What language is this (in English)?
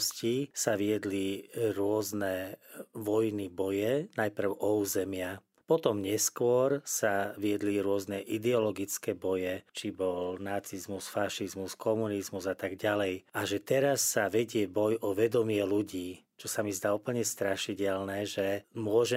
Slovak